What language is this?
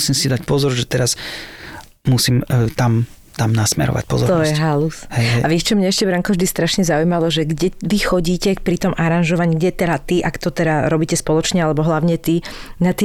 Slovak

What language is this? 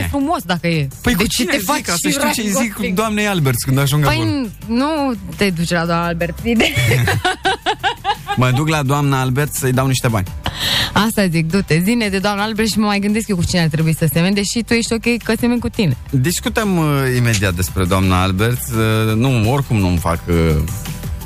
Romanian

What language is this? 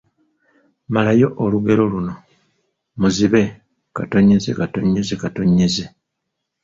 Ganda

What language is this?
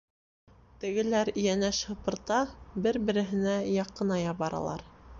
Bashkir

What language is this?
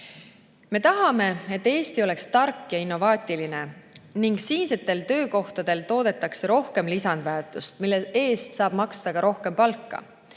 Estonian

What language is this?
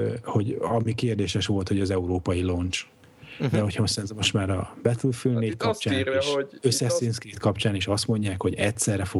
Hungarian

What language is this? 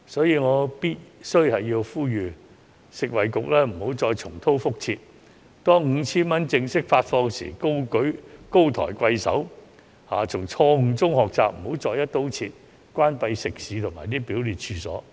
Cantonese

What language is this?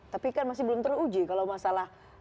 Indonesian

